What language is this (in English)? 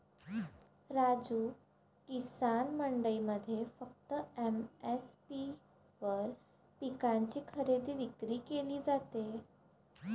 Marathi